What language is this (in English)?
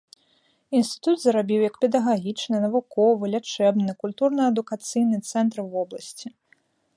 Belarusian